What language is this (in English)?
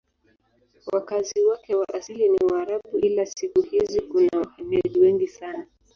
Swahili